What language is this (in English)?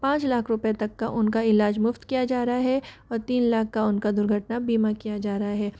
Hindi